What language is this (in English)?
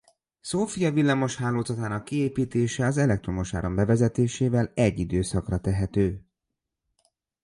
Hungarian